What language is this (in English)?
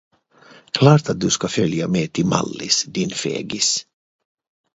Swedish